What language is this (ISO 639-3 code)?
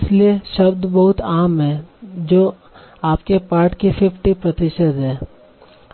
hin